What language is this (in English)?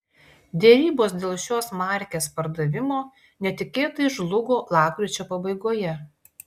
Lithuanian